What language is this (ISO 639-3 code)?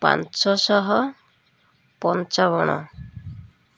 ori